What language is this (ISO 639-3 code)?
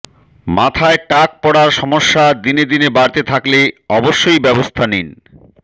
ben